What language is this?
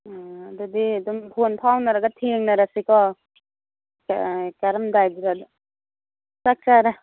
Manipuri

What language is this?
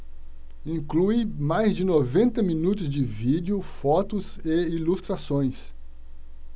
Portuguese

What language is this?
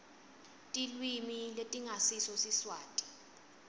Swati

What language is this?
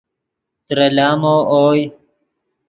Yidgha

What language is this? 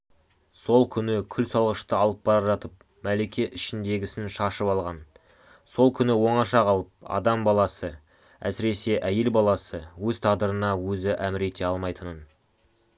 Kazakh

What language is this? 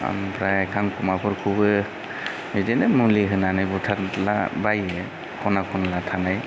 Bodo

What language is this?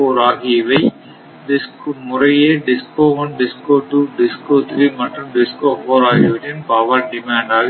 Tamil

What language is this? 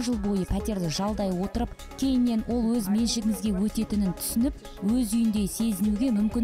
Russian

